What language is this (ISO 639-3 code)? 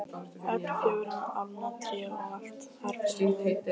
isl